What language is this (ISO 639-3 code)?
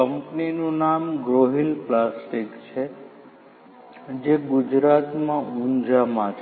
guj